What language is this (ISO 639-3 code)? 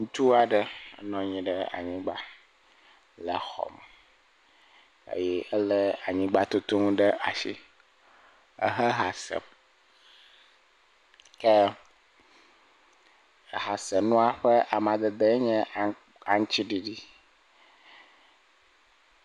ewe